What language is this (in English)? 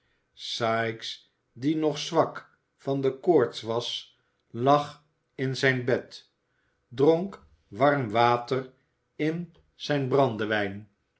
Dutch